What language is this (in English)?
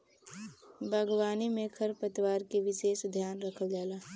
Bhojpuri